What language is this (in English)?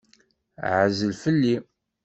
Kabyle